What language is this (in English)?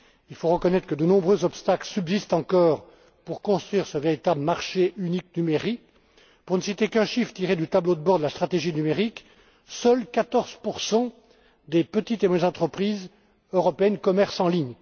French